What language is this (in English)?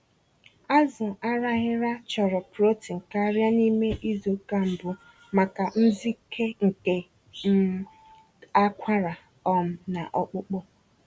Igbo